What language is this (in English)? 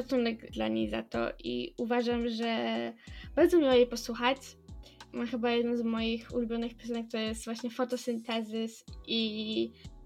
Polish